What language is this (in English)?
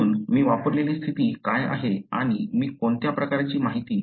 Marathi